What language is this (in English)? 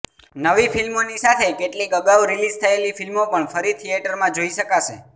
Gujarati